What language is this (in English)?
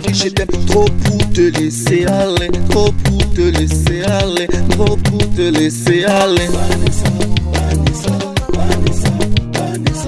French